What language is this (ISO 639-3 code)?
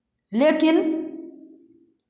hin